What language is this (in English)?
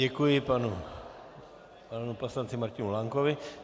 Czech